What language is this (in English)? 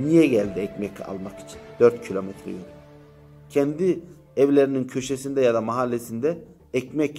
Turkish